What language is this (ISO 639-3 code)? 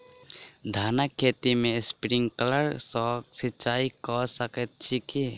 mai